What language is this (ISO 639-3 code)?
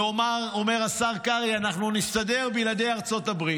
heb